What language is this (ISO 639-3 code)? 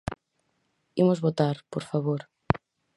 glg